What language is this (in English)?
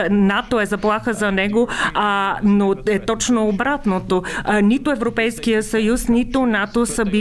Bulgarian